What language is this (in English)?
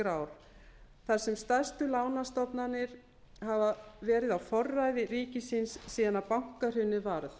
Icelandic